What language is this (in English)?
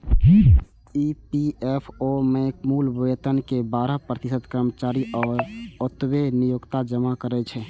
Maithili